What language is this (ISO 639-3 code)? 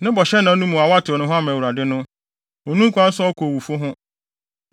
aka